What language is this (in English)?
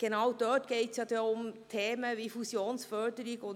Swiss German